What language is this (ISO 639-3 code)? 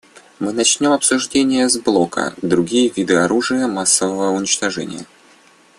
rus